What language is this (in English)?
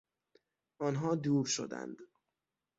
Persian